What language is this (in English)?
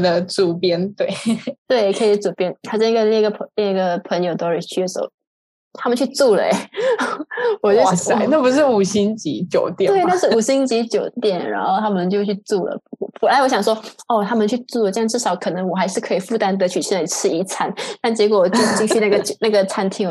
Chinese